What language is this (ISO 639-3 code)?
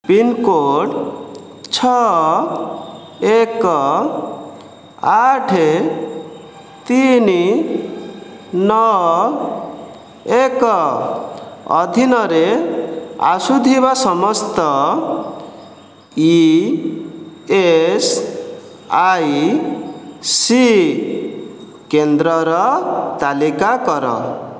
ori